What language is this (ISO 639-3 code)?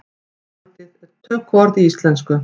isl